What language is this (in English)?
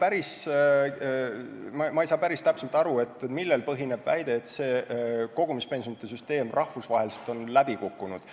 Estonian